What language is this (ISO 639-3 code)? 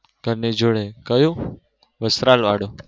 guj